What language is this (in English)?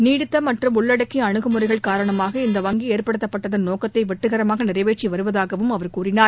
Tamil